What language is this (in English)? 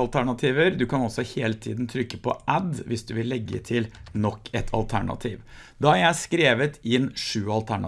Norwegian